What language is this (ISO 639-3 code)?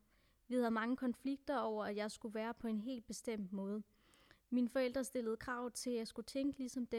dan